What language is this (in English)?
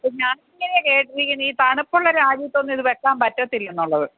Malayalam